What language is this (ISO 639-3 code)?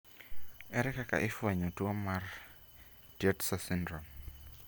luo